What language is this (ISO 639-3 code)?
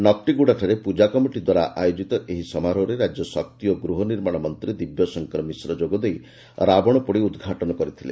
ori